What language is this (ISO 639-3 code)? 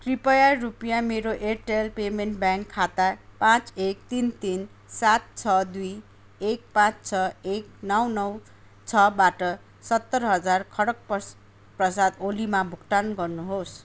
nep